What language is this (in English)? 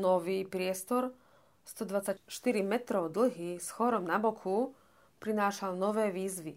Slovak